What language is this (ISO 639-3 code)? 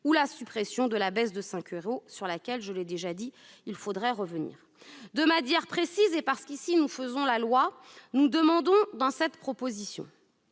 fra